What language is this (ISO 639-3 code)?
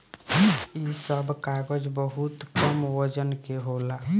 bho